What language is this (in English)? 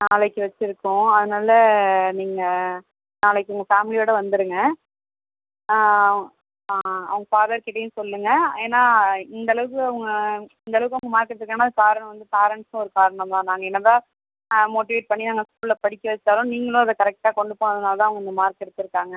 Tamil